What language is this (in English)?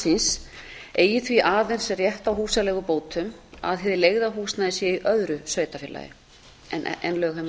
Icelandic